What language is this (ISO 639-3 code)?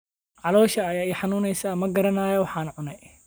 som